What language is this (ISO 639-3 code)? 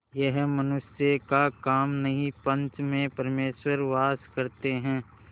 hin